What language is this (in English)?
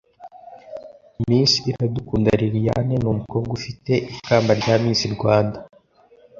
Kinyarwanda